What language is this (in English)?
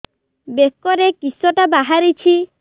Odia